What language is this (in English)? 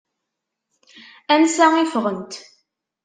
Kabyle